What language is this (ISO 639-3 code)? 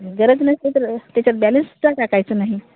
mar